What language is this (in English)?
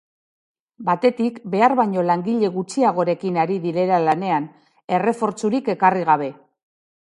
Basque